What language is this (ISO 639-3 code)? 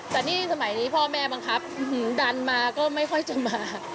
tha